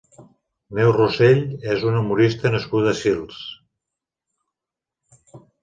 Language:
Catalan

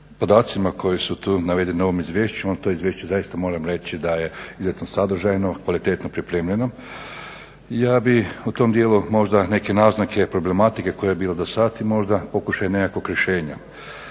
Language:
Croatian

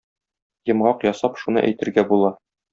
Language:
Tatar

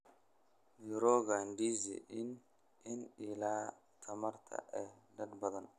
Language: Somali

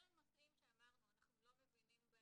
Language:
Hebrew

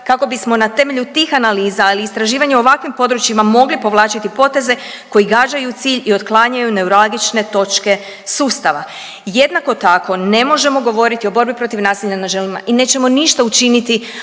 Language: Croatian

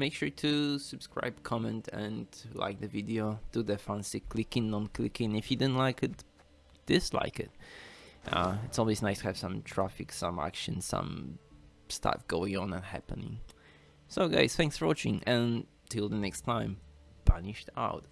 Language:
English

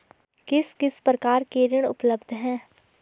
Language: Hindi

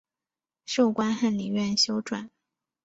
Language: Chinese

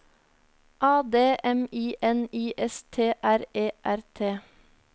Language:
Norwegian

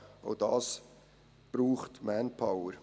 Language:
Swiss German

